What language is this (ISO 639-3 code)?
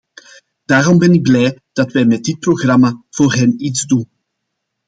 nld